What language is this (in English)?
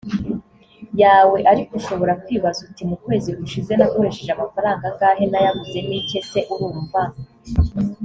Kinyarwanda